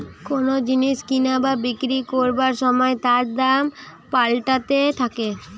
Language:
Bangla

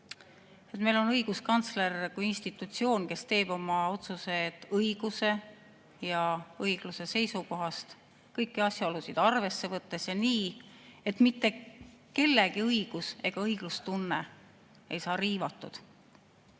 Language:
Estonian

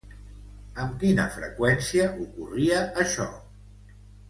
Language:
Catalan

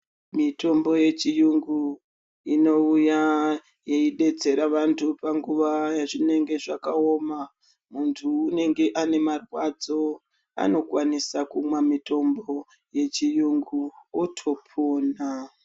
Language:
Ndau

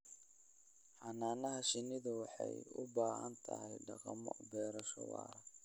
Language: Somali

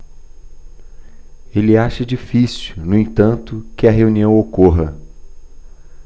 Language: Portuguese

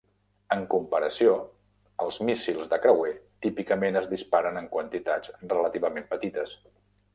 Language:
Catalan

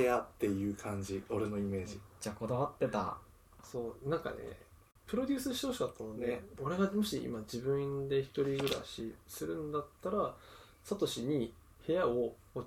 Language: Japanese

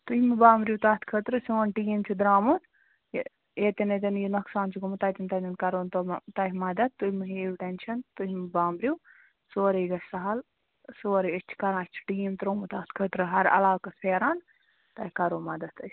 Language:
Kashmiri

